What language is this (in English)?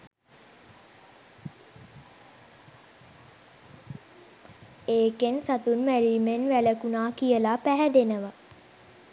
Sinhala